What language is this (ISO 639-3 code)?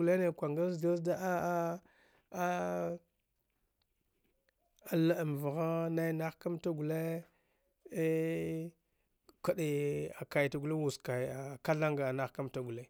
dgh